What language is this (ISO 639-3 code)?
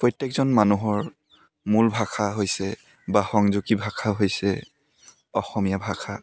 asm